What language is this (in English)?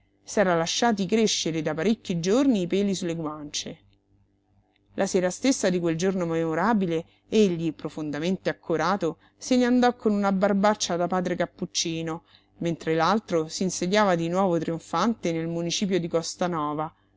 Italian